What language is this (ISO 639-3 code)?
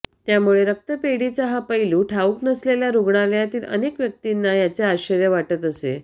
mar